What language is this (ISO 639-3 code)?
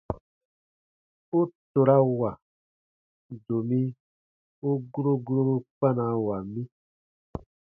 bba